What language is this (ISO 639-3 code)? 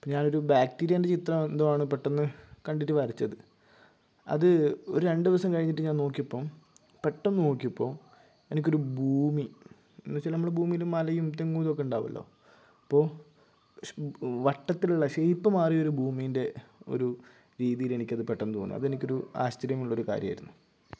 mal